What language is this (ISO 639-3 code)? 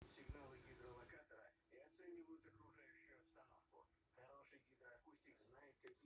rus